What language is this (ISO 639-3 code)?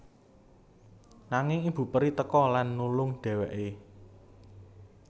jav